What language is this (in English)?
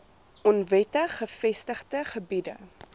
Afrikaans